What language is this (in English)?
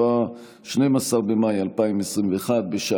Hebrew